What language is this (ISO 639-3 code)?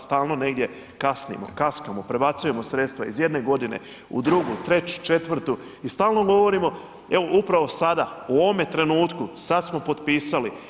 hrv